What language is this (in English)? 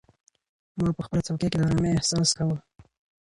Pashto